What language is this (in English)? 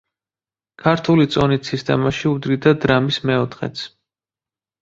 Georgian